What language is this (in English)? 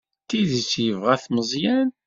Kabyle